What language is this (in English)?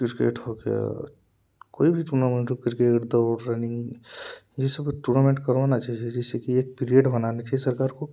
Hindi